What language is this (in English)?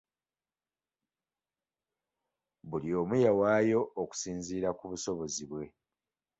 Ganda